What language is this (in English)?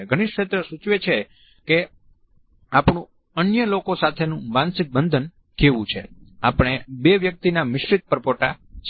Gujarati